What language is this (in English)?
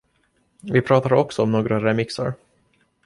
Swedish